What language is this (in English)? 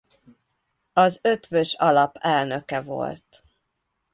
Hungarian